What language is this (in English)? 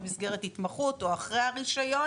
Hebrew